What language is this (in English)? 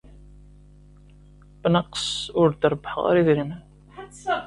Kabyle